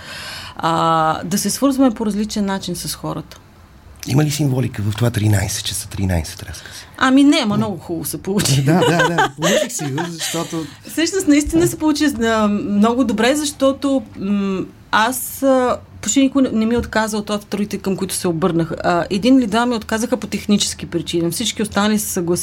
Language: Bulgarian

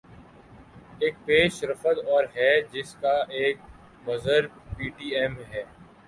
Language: Urdu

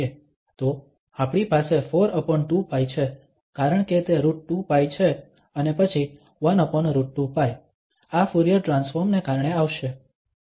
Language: Gujarati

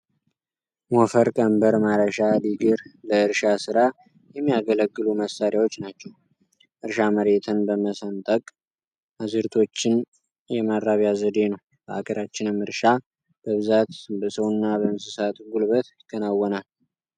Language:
Amharic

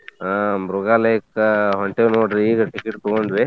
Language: Kannada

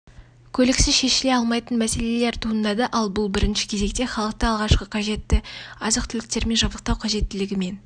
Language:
Kazakh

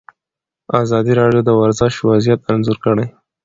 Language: Pashto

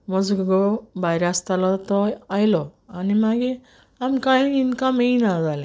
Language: Konkani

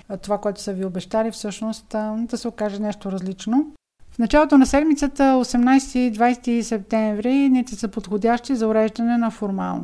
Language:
Bulgarian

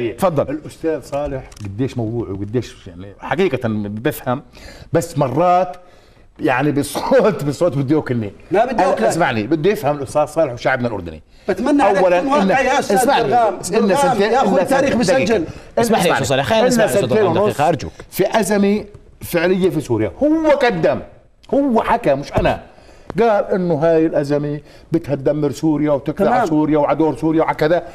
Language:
Arabic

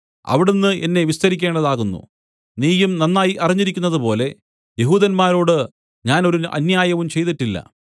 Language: Malayalam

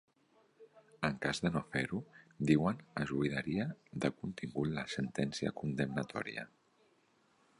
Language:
Catalan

